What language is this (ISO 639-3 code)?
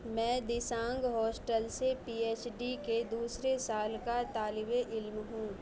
urd